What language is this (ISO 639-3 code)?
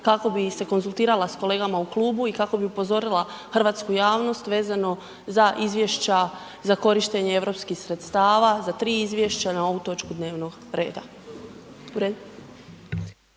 hrv